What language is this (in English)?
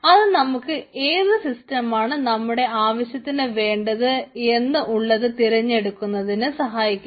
Malayalam